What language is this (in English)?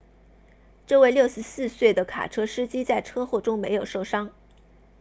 Chinese